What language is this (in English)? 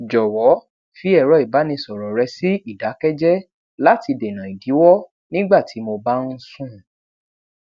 Yoruba